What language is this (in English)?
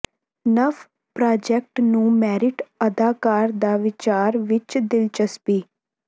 Punjabi